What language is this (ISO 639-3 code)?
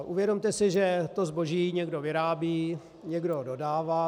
ces